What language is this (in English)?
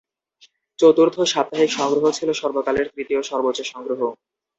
Bangla